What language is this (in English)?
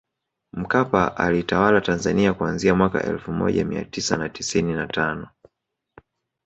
Swahili